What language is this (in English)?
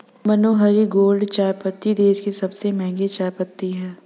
Hindi